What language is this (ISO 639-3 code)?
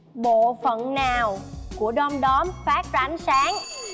vie